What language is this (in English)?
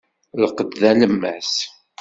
Kabyle